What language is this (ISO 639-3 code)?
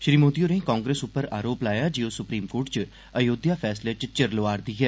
doi